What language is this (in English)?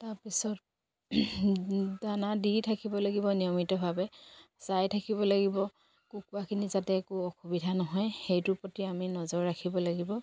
Assamese